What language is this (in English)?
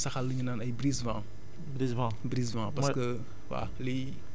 Wolof